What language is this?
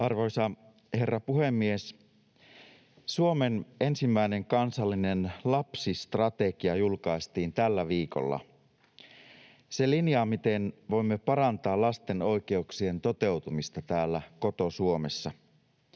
Finnish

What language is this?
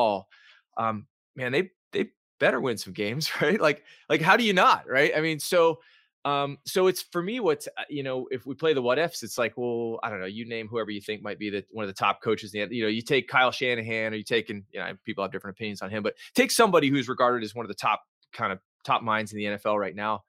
English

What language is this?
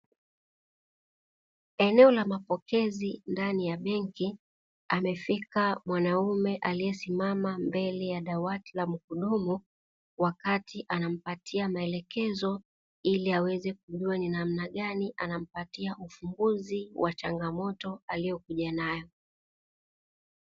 Swahili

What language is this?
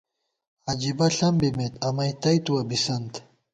Gawar-Bati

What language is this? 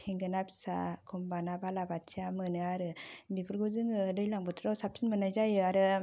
Bodo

